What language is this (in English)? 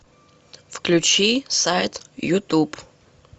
Russian